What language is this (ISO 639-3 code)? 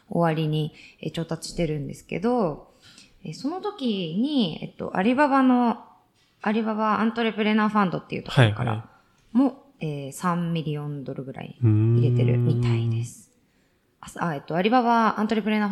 jpn